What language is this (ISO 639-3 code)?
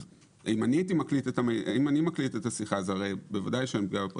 heb